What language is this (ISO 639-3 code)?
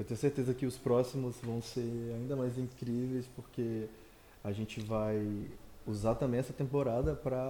por